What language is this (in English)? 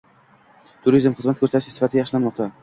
Uzbek